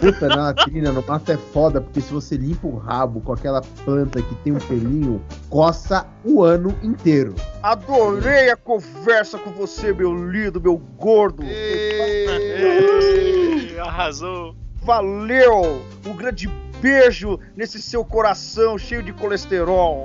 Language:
Portuguese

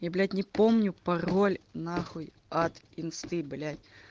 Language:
Russian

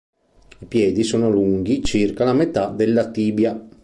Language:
Italian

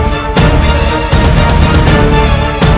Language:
Indonesian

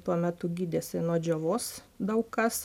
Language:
Lithuanian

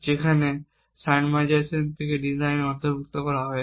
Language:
Bangla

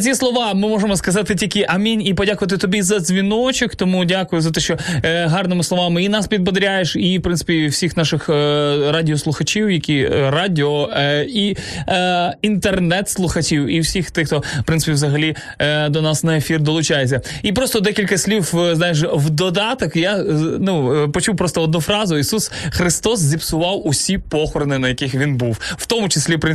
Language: Ukrainian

